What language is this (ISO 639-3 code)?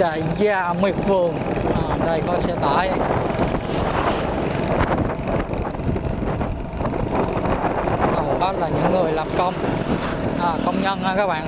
vie